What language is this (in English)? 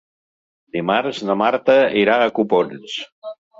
Catalan